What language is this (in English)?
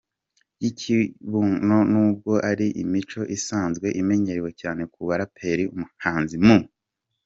Kinyarwanda